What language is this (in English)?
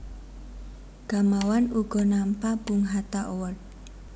Javanese